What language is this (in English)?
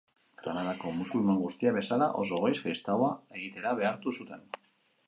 Basque